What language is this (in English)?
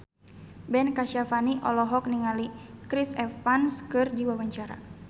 Sundanese